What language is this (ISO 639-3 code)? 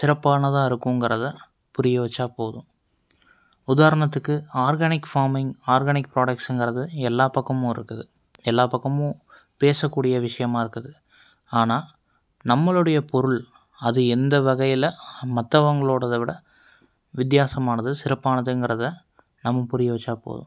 tam